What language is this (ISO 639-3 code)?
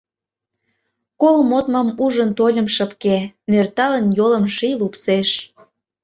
chm